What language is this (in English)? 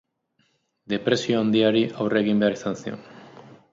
Basque